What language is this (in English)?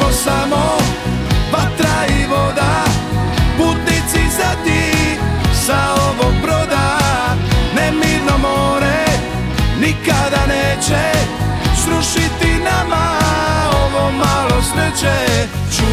Croatian